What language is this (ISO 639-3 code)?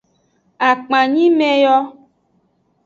ajg